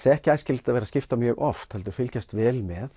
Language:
Icelandic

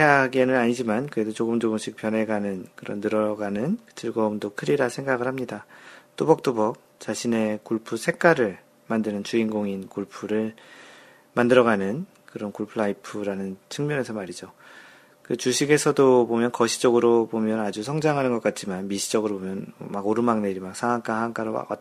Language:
Korean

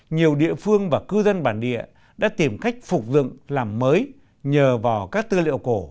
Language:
Vietnamese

